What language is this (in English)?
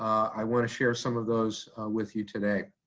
English